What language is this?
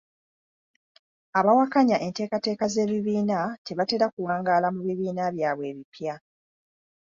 Ganda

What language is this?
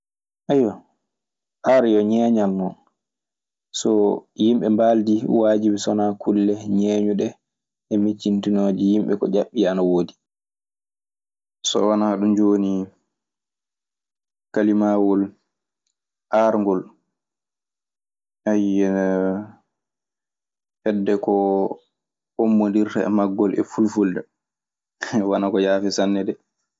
Maasina Fulfulde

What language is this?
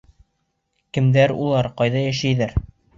Bashkir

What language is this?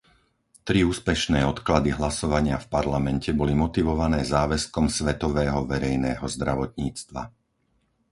Slovak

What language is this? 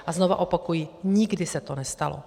Czech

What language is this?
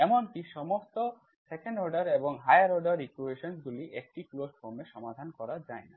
Bangla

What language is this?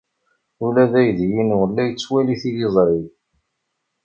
Kabyle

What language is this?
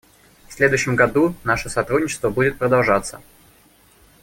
Russian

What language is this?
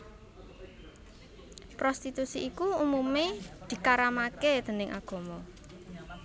Javanese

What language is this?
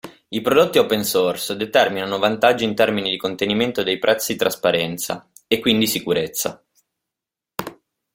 Italian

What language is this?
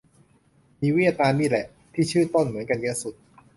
Thai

